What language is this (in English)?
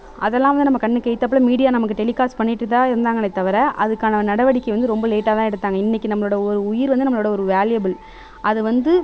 Tamil